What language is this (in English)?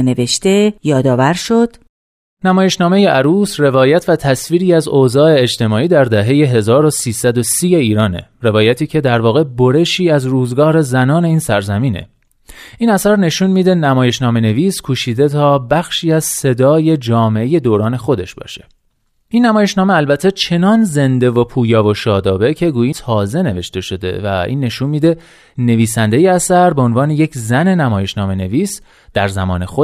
Persian